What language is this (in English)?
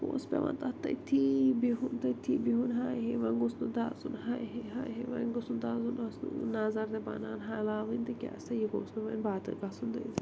Kashmiri